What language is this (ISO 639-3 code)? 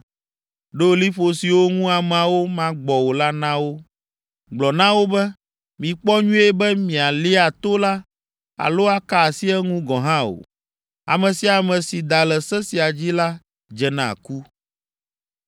ewe